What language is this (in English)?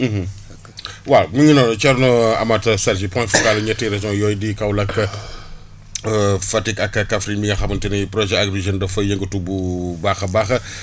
Wolof